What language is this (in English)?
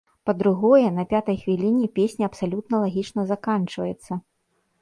Belarusian